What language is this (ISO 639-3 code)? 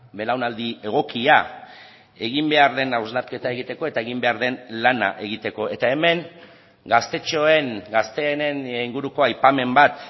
eus